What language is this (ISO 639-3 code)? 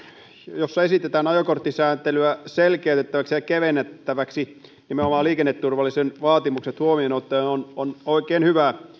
fin